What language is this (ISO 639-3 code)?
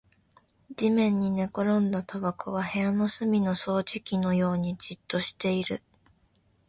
jpn